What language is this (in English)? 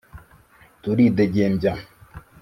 Kinyarwanda